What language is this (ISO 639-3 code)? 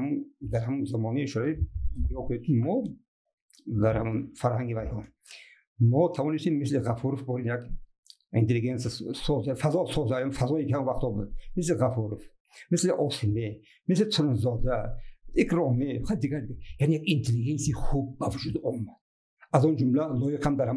fas